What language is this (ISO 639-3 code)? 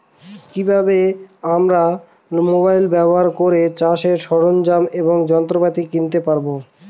ben